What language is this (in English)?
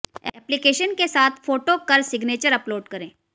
Hindi